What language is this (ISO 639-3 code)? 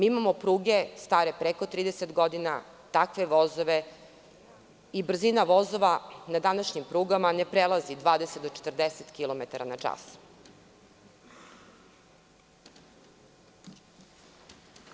srp